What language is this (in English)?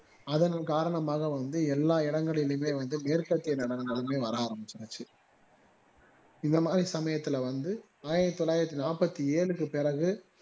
Tamil